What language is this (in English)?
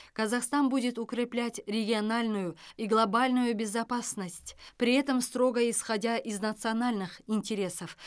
Kazakh